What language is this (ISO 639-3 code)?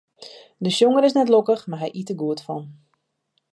fry